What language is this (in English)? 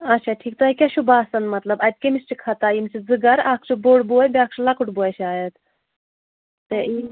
Kashmiri